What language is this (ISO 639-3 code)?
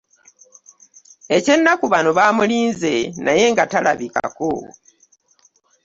lug